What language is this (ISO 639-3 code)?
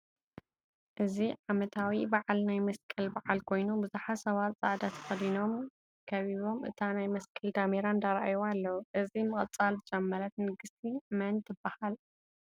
tir